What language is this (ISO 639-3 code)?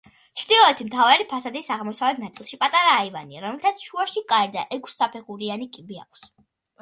kat